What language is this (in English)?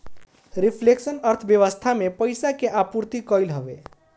Bhojpuri